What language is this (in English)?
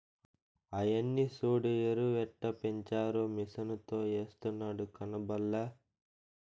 Telugu